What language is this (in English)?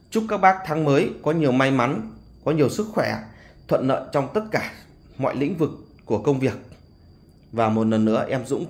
Vietnamese